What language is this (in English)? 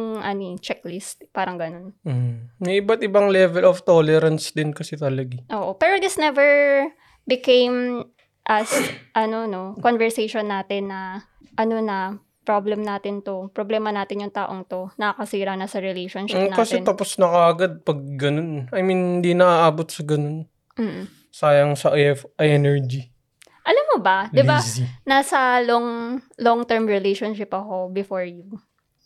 Filipino